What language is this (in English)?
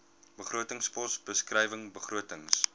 Afrikaans